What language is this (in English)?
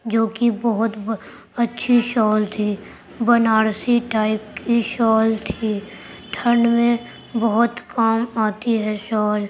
Urdu